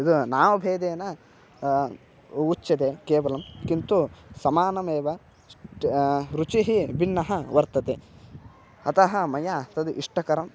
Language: Sanskrit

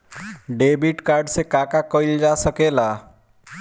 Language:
Bhojpuri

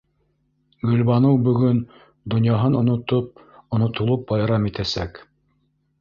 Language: Bashkir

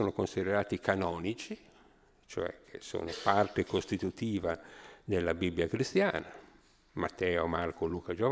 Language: Italian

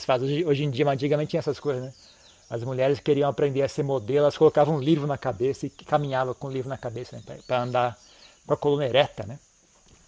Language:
Portuguese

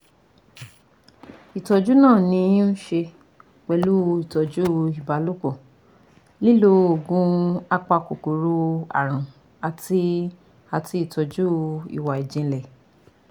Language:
Yoruba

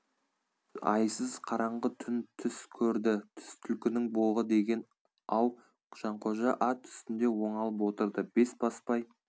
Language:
Kazakh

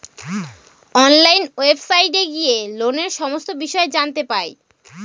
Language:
Bangla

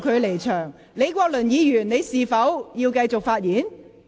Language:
Cantonese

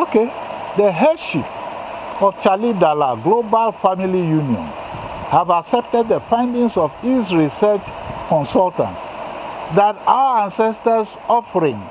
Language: English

